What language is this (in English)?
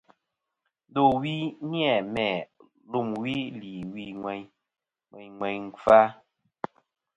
Kom